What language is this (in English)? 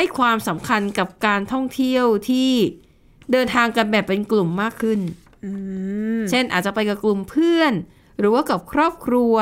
Thai